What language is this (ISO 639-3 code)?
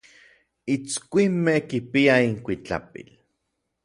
nlv